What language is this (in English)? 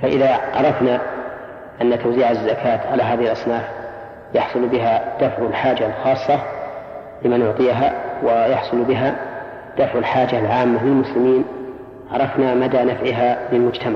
Arabic